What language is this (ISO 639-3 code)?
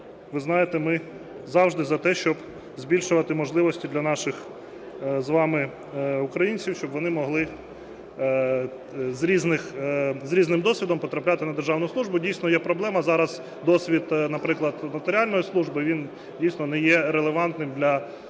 ukr